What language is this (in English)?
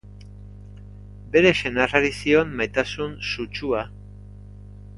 Basque